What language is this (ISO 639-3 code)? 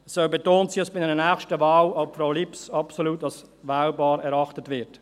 gsw